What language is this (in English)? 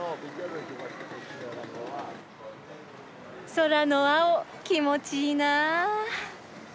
Japanese